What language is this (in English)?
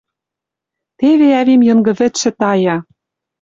Western Mari